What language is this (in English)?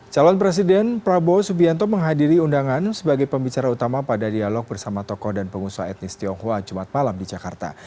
Indonesian